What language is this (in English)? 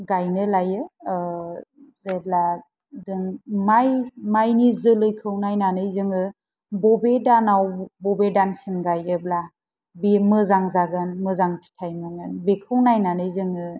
Bodo